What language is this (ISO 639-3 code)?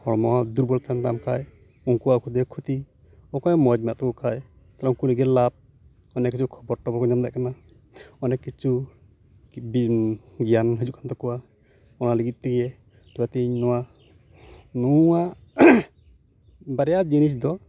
sat